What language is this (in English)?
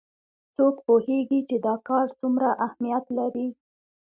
Pashto